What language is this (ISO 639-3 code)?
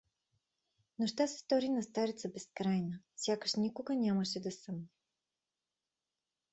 bul